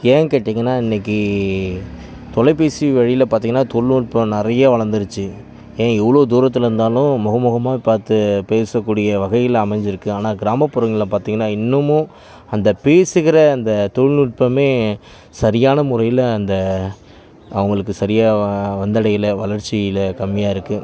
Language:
Tamil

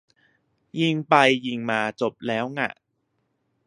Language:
Thai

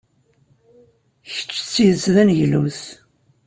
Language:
Kabyle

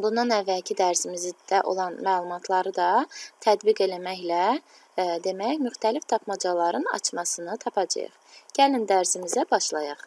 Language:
Turkish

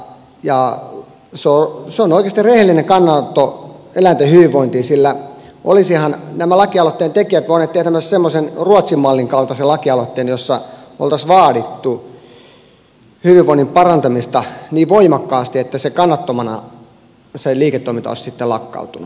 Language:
Finnish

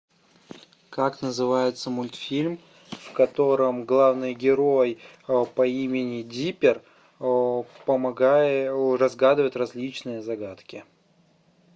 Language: Russian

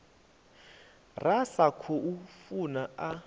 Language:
Venda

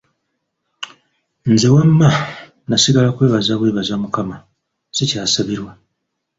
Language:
Ganda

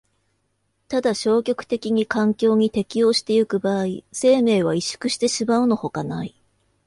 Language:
Japanese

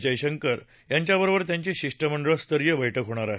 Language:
Marathi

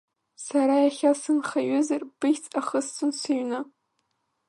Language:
Abkhazian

